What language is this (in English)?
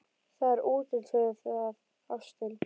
Icelandic